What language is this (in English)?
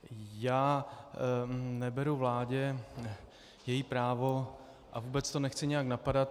Czech